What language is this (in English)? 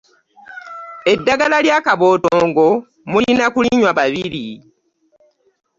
Ganda